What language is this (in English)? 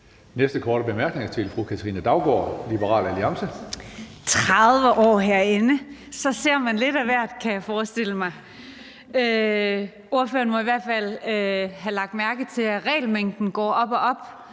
Danish